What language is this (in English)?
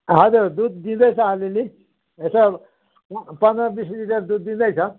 Nepali